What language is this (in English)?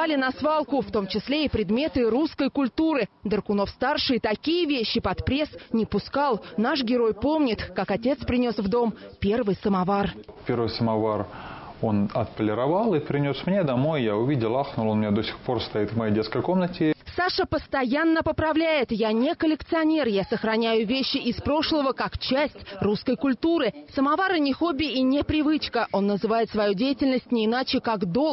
Russian